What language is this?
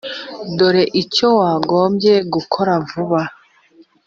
Kinyarwanda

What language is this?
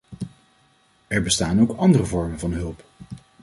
Dutch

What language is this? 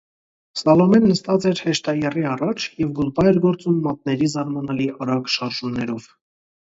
Armenian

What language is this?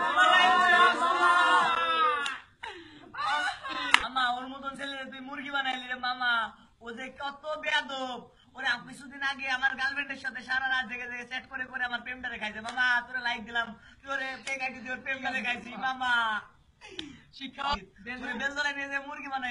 Portuguese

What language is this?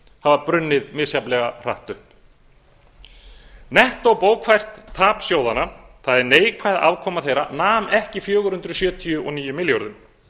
Icelandic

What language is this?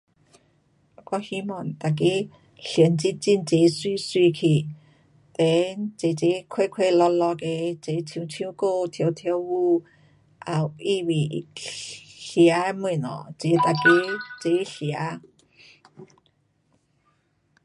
Pu-Xian Chinese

